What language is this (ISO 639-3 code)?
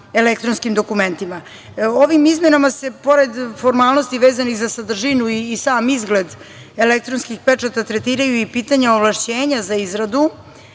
srp